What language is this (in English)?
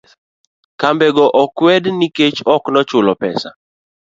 Luo (Kenya and Tanzania)